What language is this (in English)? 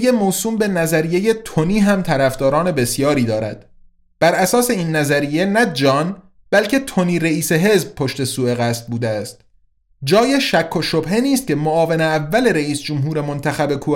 Persian